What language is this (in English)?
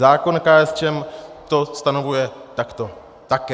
Czech